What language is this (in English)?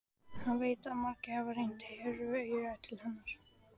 Icelandic